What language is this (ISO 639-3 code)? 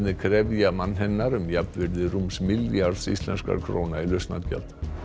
isl